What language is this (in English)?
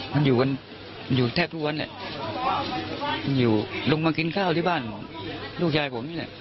Thai